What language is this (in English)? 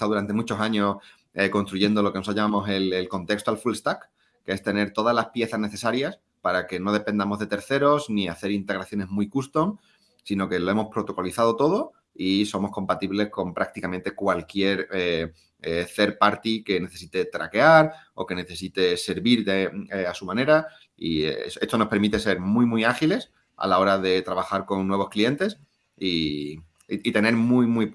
Spanish